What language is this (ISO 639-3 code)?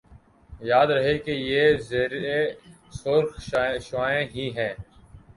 urd